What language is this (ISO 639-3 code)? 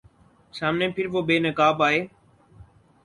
urd